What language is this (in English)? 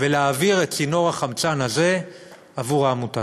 Hebrew